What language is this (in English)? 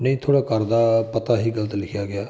Punjabi